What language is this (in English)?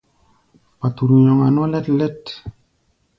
Gbaya